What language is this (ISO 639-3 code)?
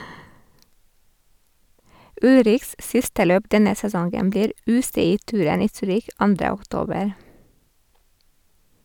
nor